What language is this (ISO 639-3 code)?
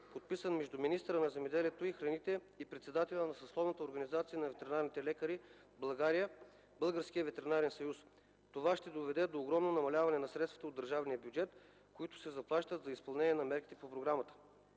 bul